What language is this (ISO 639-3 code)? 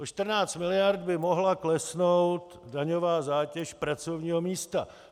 ces